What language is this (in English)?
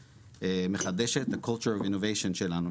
Hebrew